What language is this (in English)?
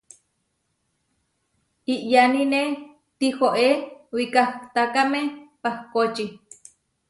Huarijio